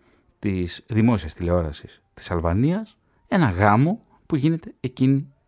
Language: Greek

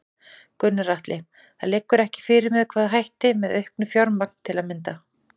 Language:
Icelandic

